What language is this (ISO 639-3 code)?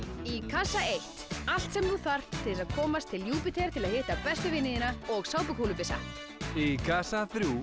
isl